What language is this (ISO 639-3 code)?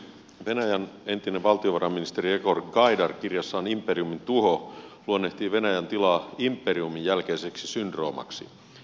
fin